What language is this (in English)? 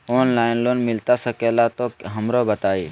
Magahi